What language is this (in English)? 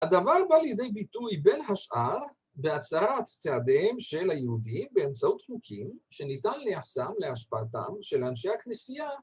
Hebrew